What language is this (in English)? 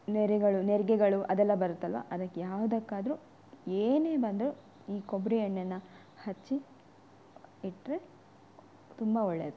Kannada